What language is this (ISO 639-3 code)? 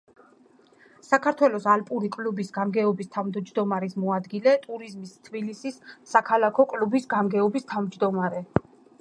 kat